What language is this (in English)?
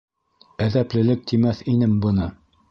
Bashkir